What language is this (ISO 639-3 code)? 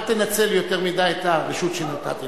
heb